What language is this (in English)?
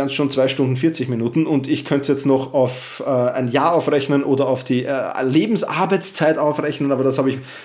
German